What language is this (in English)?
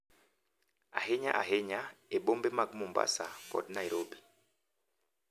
Luo (Kenya and Tanzania)